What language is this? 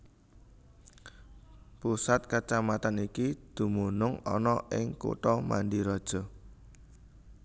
Javanese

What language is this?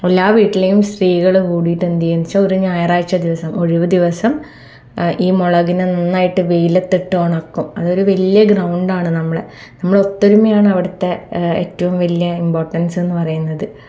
Malayalam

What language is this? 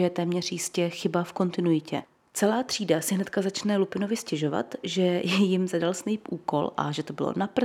Czech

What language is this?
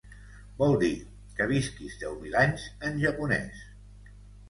Catalan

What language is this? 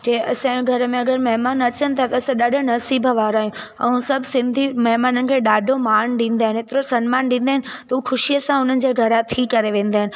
Sindhi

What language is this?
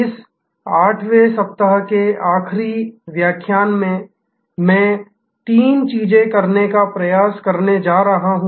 Hindi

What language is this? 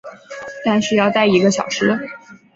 Chinese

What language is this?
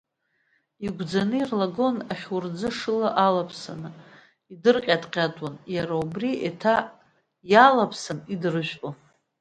Abkhazian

